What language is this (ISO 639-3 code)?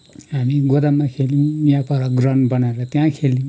nep